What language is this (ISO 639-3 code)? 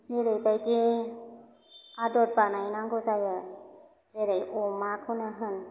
brx